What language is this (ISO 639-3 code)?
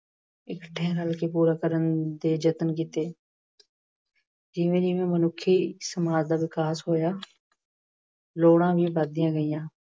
pan